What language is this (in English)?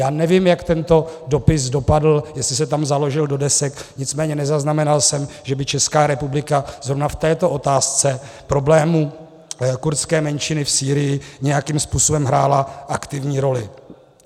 Czech